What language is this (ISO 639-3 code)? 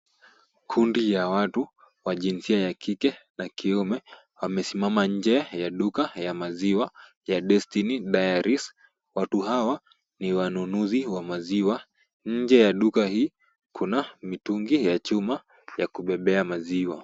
swa